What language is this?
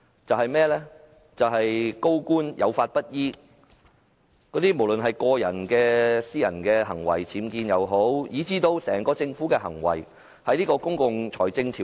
Cantonese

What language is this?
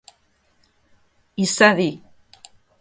Basque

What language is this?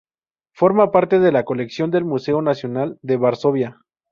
Spanish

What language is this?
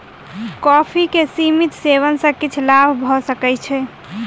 Maithili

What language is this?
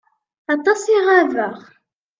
Kabyle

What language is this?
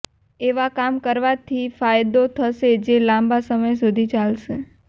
Gujarati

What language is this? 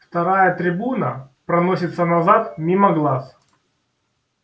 Russian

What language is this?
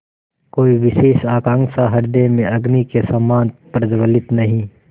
Hindi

